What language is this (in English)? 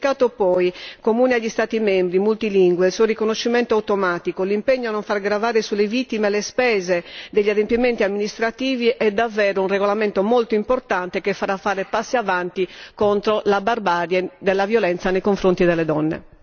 Italian